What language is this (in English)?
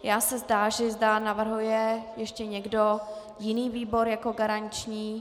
Czech